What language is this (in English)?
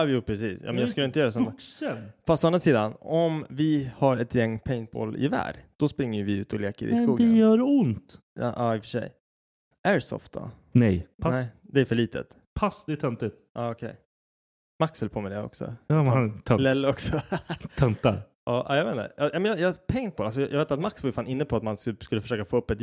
Swedish